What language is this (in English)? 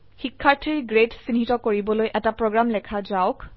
Assamese